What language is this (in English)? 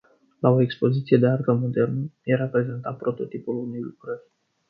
Romanian